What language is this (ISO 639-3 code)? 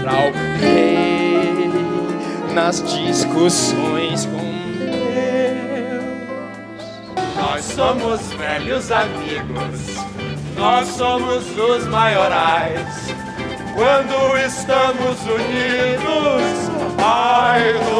por